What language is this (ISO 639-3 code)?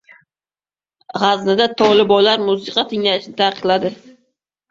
uzb